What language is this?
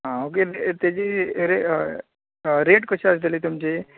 Konkani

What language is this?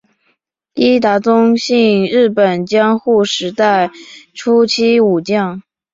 Chinese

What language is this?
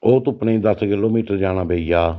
Dogri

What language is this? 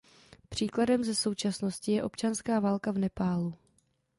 Czech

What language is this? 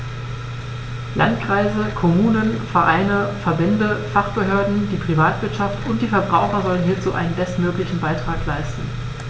German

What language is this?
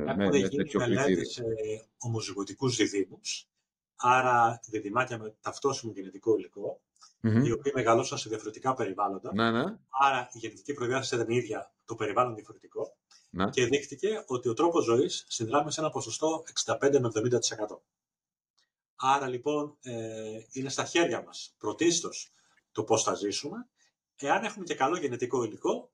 Greek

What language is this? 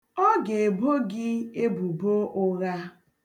Igbo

